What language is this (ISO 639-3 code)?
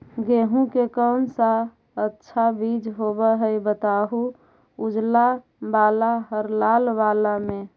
mag